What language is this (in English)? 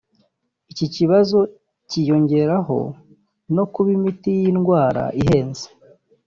Kinyarwanda